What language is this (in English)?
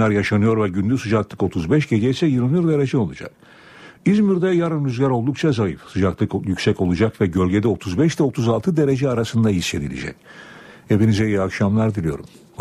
Turkish